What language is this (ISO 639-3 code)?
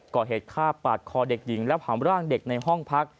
tha